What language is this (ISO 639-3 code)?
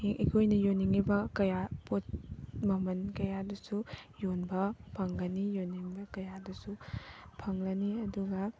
mni